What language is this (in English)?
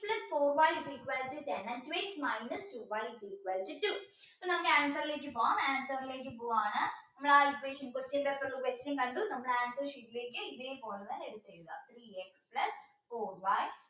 Malayalam